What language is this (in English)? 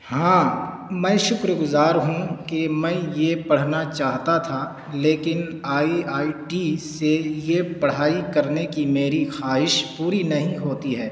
Urdu